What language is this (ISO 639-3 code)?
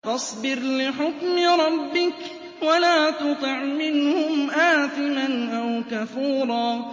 ara